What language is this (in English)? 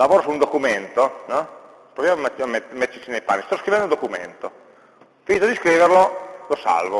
Italian